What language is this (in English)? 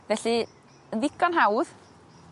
Welsh